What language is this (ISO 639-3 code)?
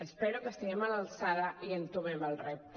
cat